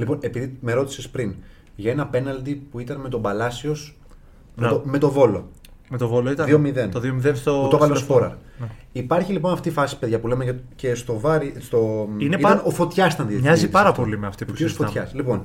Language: Greek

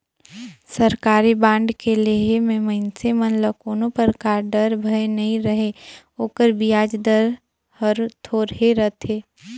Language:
Chhattisgarhi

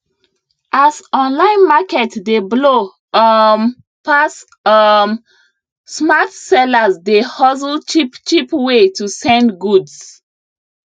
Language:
Nigerian Pidgin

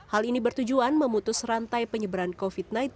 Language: Indonesian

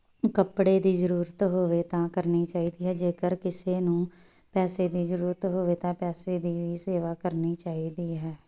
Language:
Punjabi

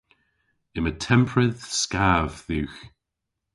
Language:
Cornish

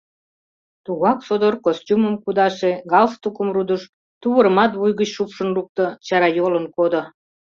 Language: Mari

